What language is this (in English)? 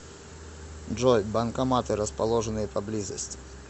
Russian